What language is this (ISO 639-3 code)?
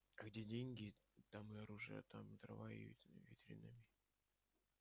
rus